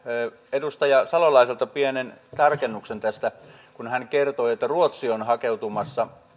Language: Finnish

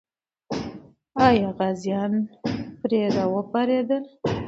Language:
Pashto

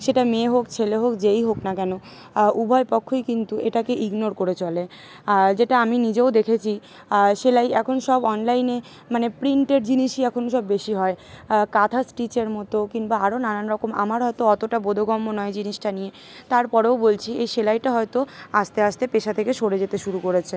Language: Bangla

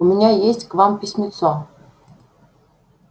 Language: Russian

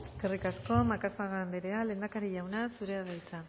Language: Basque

